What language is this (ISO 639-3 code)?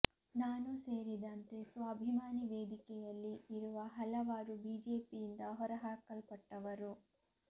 kan